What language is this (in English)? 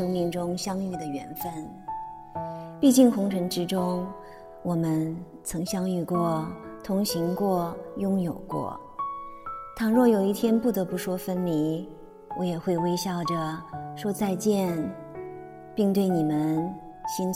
Chinese